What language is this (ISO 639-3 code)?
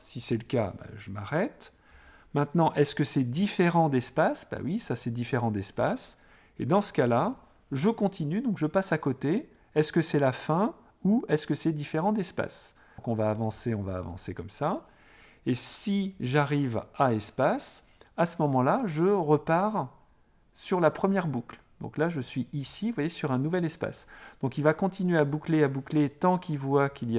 fra